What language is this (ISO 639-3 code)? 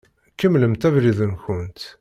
kab